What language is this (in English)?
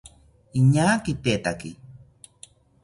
South Ucayali Ashéninka